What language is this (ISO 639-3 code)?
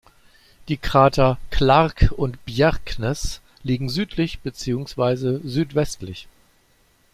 deu